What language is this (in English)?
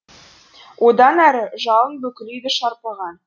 Kazakh